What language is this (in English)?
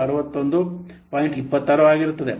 Kannada